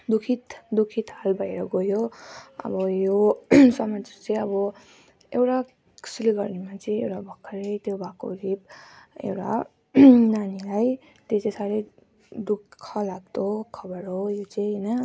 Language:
Nepali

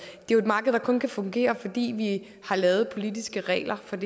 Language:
Danish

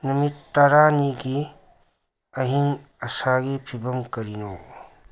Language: Manipuri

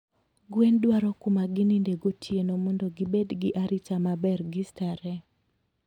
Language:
Luo (Kenya and Tanzania)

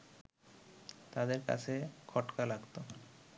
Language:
Bangla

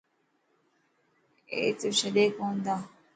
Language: Dhatki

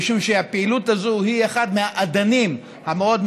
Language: Hebrew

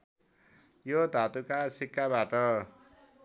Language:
Nepali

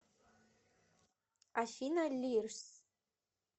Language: Russian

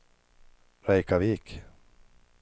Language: Swedish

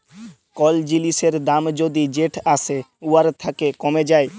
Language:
Bangla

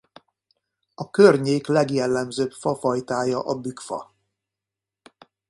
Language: Hungarian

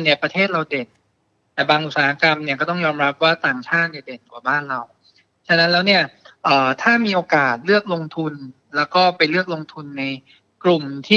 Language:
Thai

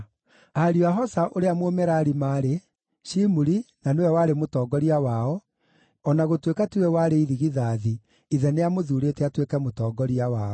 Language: Kikuyu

